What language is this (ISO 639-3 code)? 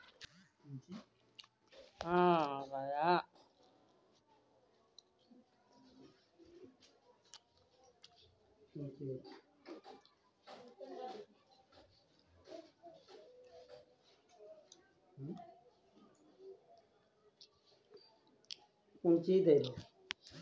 mai